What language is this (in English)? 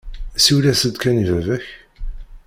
Kabyle